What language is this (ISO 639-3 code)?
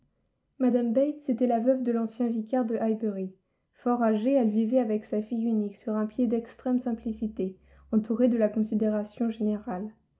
fra